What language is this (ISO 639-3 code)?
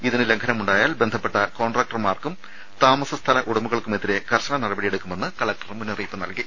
mal